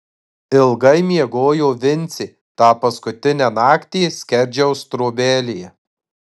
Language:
Lithuanian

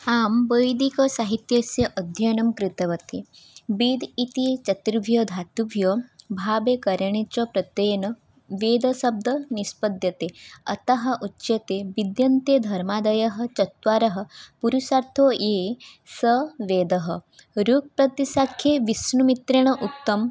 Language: Sanskrit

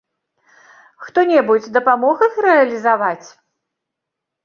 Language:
Belarusian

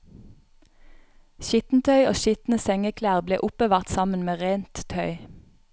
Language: Norwegian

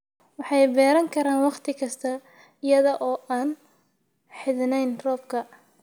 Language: Somali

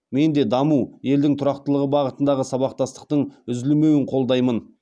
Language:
Kazakh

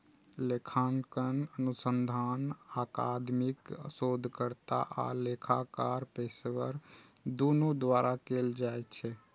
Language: Maithili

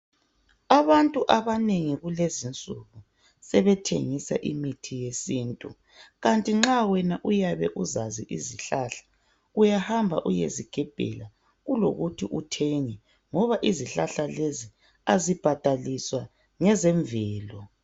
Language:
North Ndebele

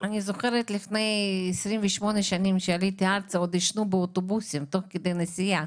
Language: Hebrew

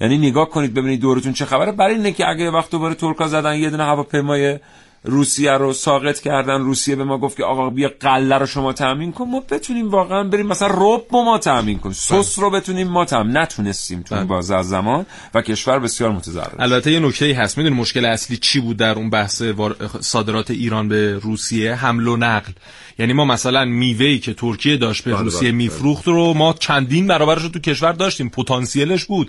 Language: Persian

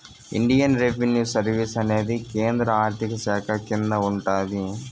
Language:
Telugu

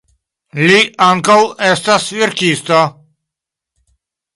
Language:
Esperanto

